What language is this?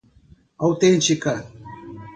Portuguese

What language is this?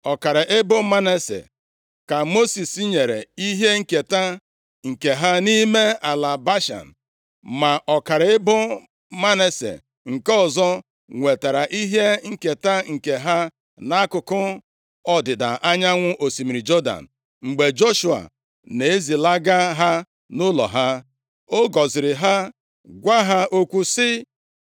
Igbo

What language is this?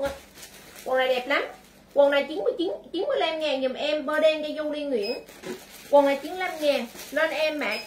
Vietnamese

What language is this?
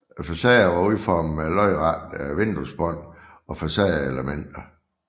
Danish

